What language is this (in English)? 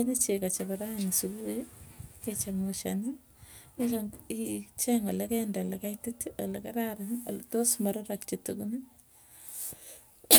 Tugen